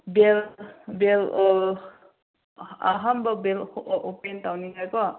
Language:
Manipuri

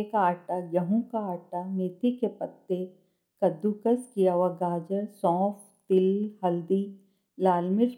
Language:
Hindi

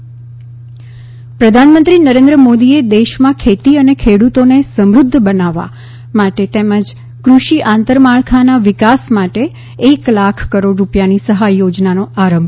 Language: Gujarati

